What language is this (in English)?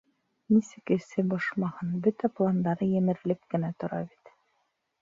Bashkir